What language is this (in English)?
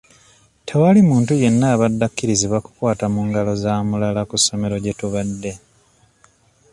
Ganda